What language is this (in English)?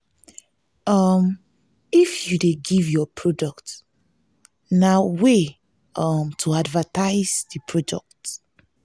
Nigerian Pidgin